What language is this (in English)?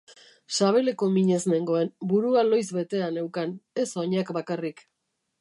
Basque